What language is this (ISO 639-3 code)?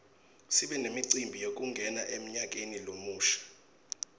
ssw